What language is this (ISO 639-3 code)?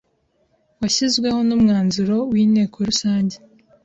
kin